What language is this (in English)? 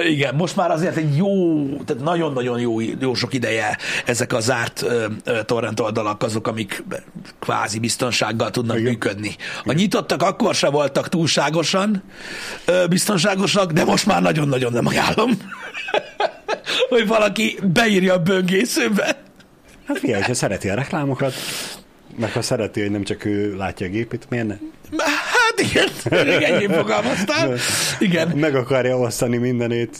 Hungarian